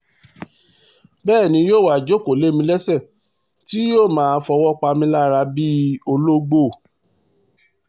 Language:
Yoruba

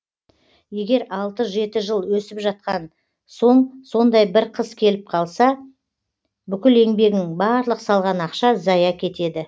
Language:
Kazakh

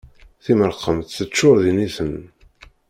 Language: Kabyle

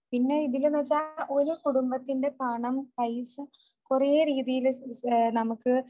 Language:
Malayalam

